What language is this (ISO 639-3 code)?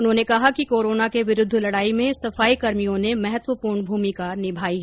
hin